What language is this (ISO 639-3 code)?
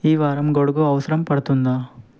tel